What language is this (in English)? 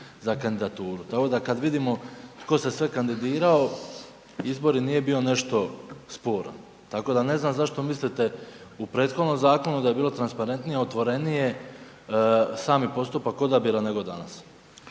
Croatian